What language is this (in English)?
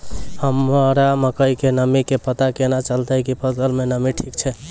Maithili